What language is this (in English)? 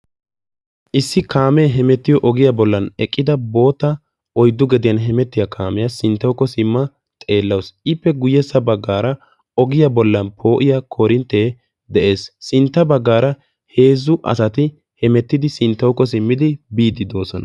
Wolaytta